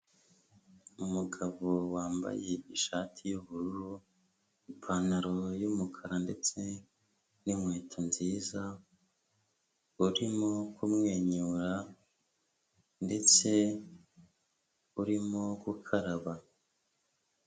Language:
Kinyarwanda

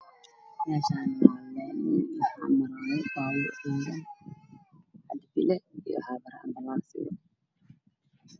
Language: Somali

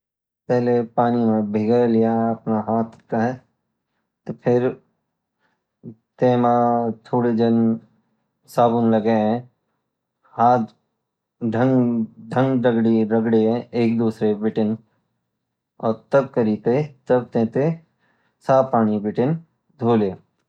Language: Garhwali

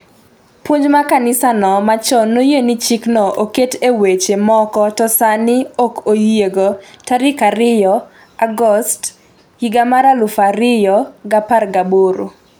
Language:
Luo (Kenya and Tanzania)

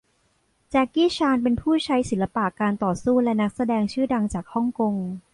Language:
Thai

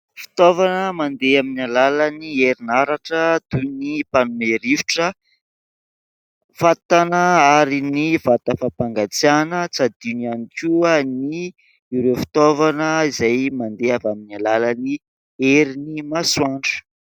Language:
Malagasy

